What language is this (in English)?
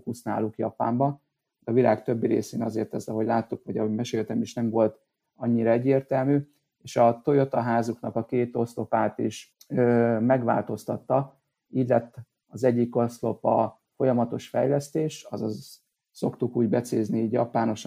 Hungarian